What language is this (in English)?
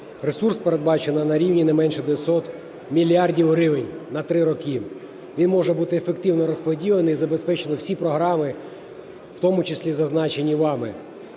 Ukrainian